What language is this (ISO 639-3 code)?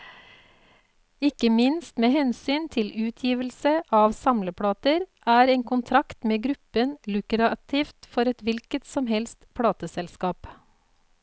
nor